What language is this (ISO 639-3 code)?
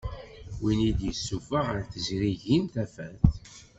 kab